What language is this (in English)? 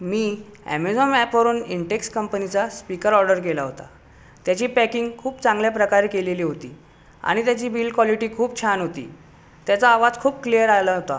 Marathi